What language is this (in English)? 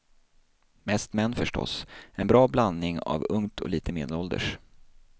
Swedish